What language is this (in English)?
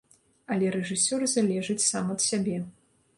Belarusian